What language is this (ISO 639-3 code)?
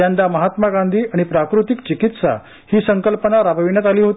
mar